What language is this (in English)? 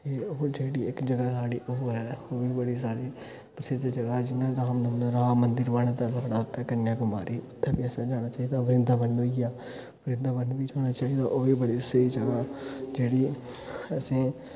Dogri